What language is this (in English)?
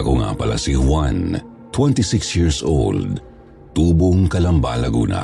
Filipino